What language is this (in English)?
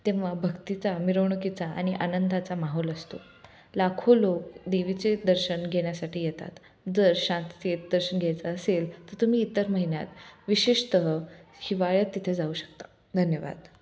Marathi